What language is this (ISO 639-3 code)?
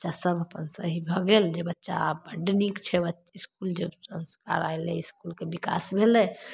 mai